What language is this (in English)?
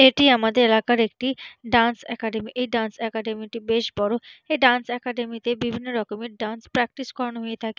Bangla